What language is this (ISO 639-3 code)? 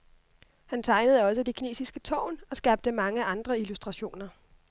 dan